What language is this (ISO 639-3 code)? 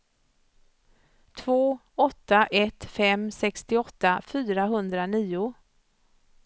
swe